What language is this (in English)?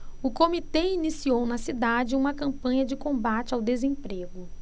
Portuguese